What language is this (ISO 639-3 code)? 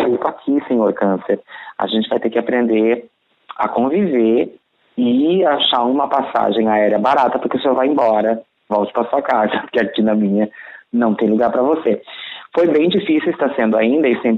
por